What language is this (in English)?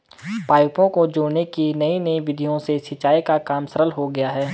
Hindi